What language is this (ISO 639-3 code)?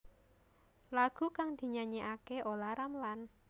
jav